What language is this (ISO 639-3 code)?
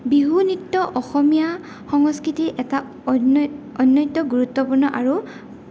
asm